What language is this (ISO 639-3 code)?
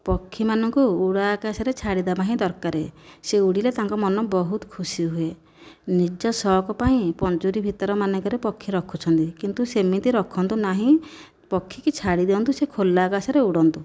ori